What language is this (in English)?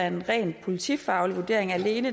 Danish